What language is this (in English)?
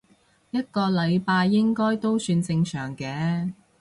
Cantonese